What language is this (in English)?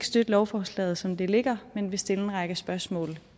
Danish